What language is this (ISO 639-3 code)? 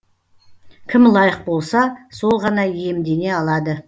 kaz